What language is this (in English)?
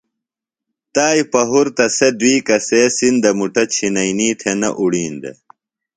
Phalura